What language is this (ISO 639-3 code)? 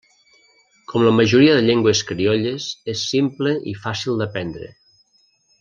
cat